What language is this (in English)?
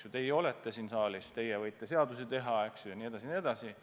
Estonian